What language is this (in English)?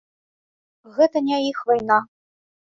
Belarusian